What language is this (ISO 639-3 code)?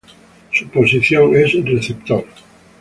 spa